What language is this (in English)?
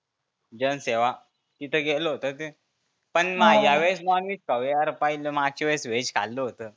Marathi